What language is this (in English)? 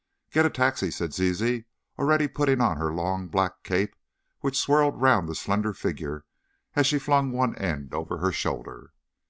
English